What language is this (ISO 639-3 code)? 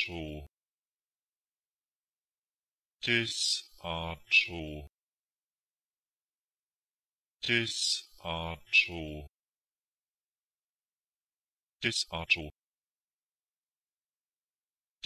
nor